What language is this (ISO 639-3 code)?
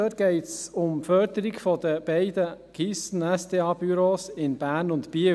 gsw